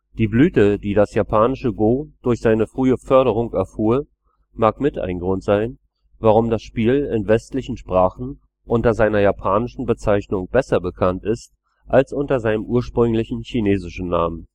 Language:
German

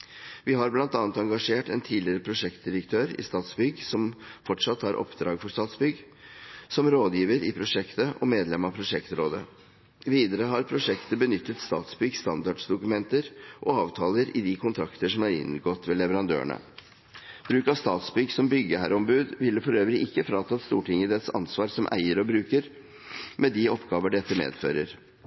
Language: Norwegian Bokmål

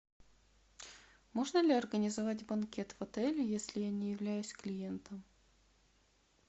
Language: Russian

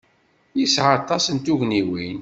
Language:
Kabyle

